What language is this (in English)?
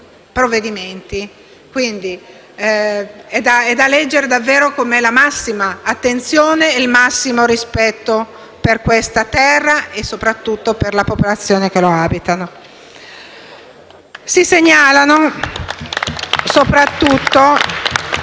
Italian